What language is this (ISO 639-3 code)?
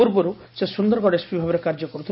ori